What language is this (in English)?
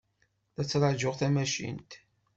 Kabyle